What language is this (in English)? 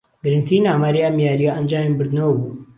Central Kurdish